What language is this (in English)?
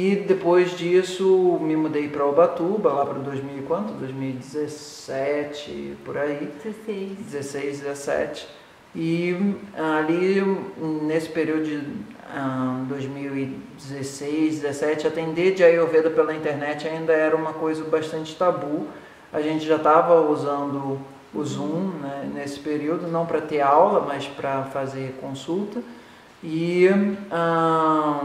Portuguese